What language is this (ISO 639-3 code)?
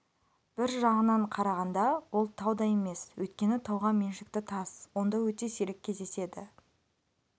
kaz